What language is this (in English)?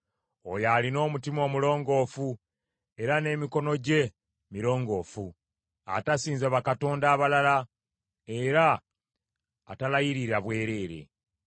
Ganda